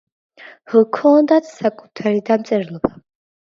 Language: Georgian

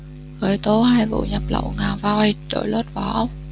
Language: Vietnamese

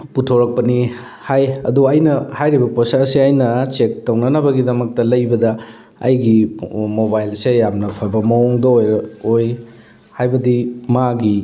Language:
Manipuri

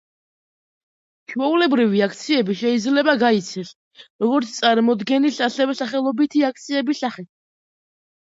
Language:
Georgian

